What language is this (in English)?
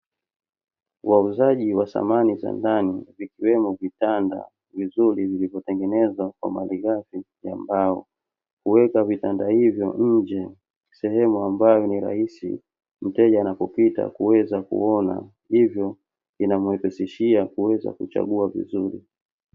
Swahili